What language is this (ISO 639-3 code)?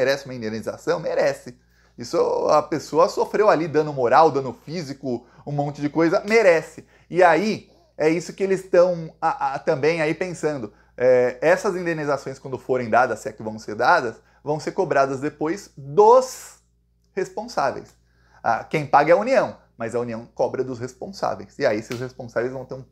por